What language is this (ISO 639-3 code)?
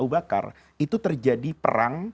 ind